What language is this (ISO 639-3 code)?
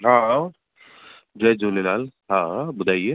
snd